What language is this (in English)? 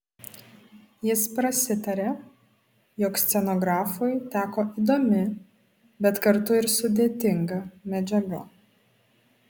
Lithuanian